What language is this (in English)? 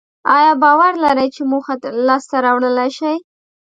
Pashto